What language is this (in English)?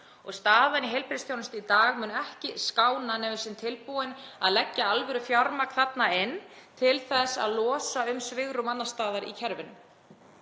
Icelandic